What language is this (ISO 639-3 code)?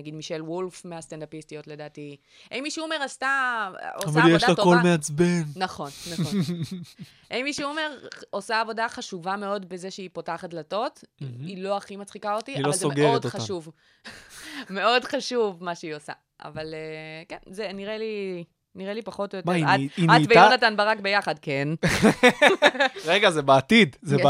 heb